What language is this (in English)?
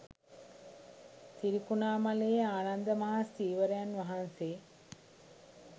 Sinhala